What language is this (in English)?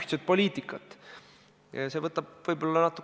Estonian